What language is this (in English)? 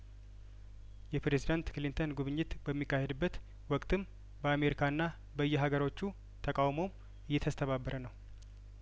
Amharic